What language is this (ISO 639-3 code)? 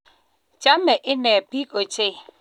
kln